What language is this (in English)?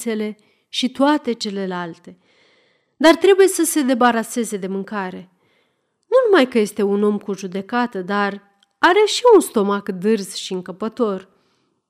Romanian